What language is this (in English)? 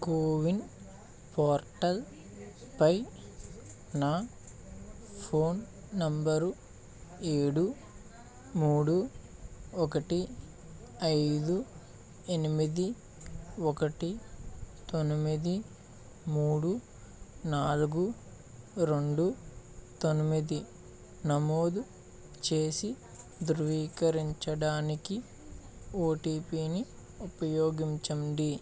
Telugu